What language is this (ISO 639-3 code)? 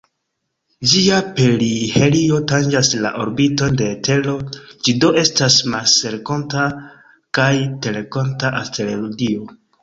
epo